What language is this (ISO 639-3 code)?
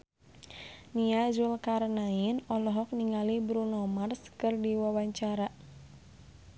sun